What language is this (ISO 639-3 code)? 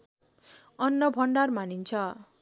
nep